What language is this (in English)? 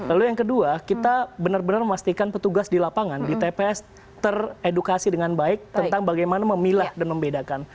Indonesian